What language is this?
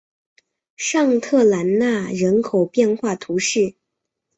Chinese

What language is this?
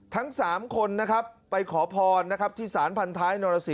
Thai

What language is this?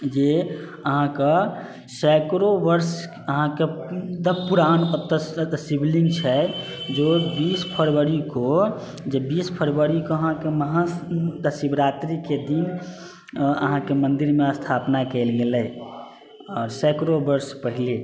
Maithili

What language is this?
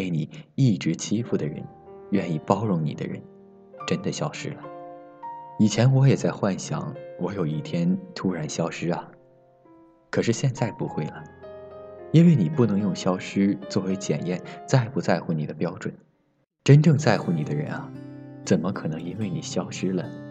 Chinese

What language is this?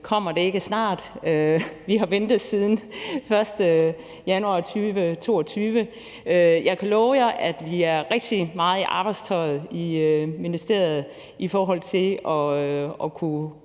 Danish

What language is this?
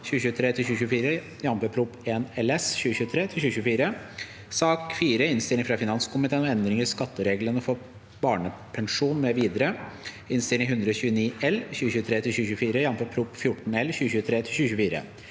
Norwegian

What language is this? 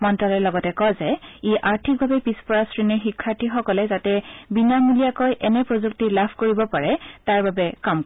Assamese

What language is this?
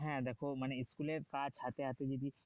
Bangla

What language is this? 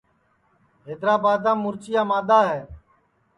Sansi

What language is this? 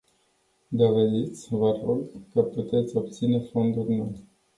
Romanian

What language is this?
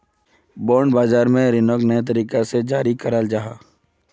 Magahi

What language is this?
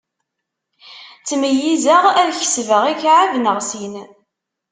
Kabyle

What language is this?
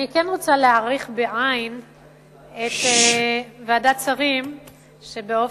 Hebrew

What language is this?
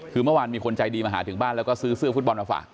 Thai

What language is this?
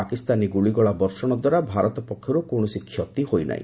Odia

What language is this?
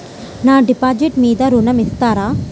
Telugu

